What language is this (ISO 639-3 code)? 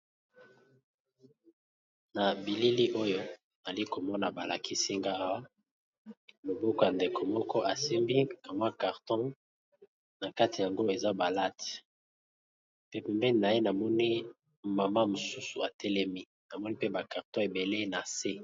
lin